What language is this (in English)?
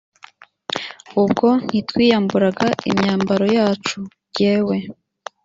Kinyarwanda